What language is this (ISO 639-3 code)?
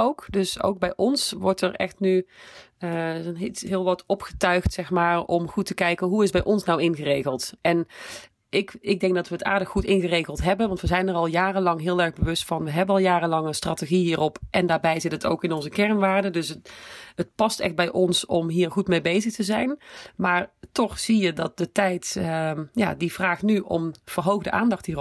nld